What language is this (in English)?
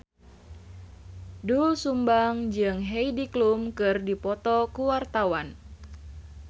Sundanese